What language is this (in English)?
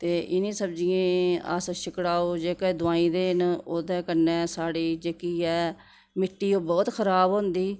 Dogri